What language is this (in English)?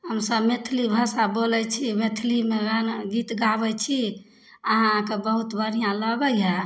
Maithili